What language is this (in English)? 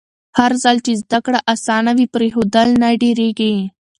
Pashto